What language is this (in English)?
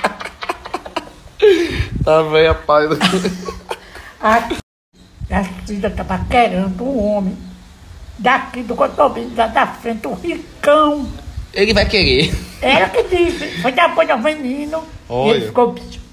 Portuguese